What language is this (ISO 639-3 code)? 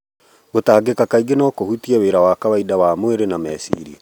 kik